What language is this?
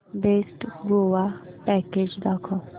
Marathi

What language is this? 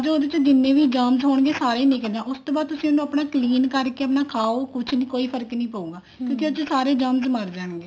Punjabi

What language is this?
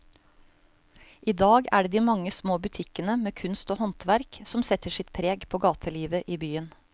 Norwegian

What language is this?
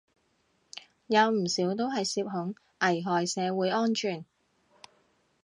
Cantonese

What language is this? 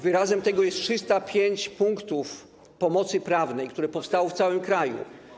Polish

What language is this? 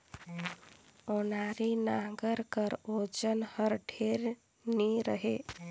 Chhattisgarhi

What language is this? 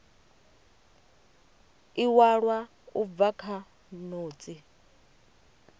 Venda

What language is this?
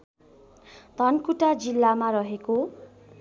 Nepali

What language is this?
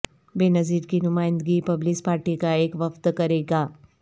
Urdu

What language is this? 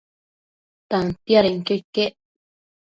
Matsés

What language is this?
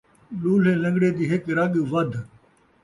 Saraiki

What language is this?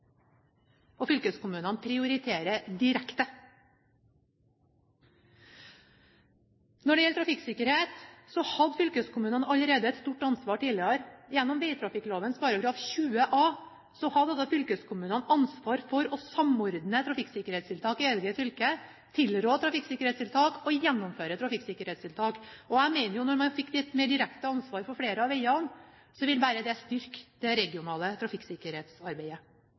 Norwegian Bokmål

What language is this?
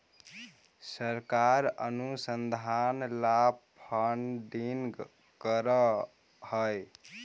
Magahi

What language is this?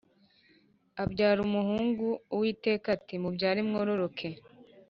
Kinyarwanda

